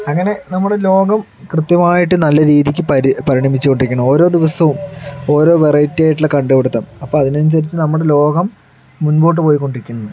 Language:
Malayalam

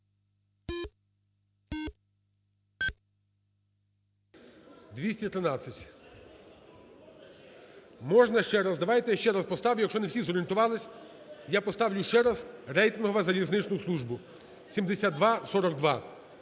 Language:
Ukrainian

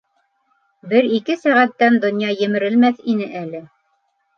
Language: Bashkir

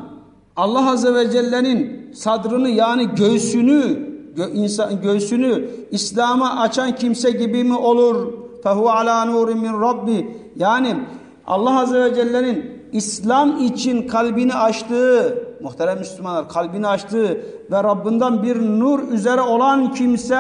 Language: Turkish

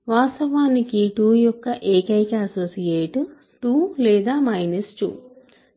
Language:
Telugu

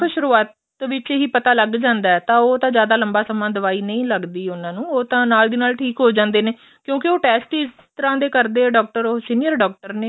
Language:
Punjabi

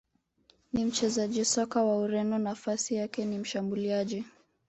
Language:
Swahili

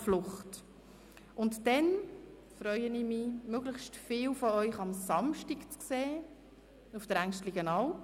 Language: Swiss German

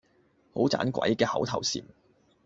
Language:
Cantonese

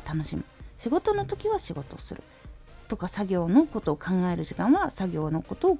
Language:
Japanese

